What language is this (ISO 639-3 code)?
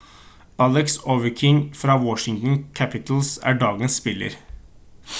nob